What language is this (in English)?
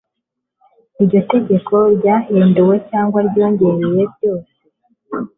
Kinyarwanda